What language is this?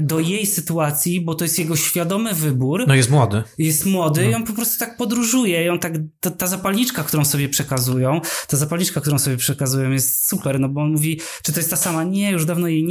Polish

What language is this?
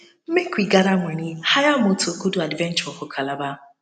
Nigerian Pidgin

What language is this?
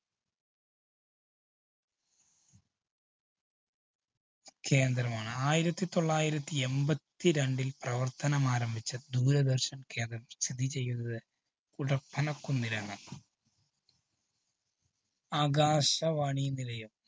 Malayalam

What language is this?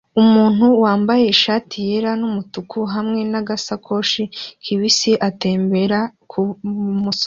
Kinyarwanda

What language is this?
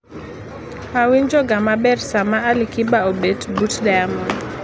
Luo (Kenya and Tanzania)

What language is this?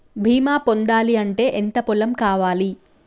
Telugu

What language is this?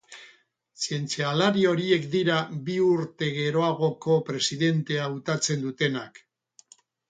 Basque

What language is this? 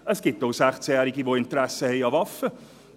Swiss German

